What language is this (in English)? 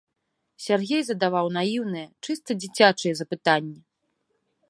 Belarusian